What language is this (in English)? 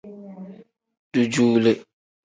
Tem